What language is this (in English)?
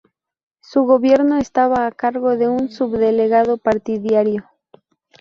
Spanish